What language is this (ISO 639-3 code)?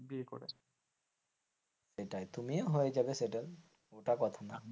ben